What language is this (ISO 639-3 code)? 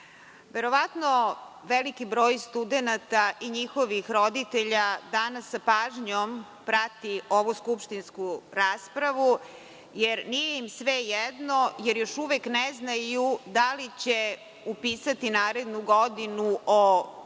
srp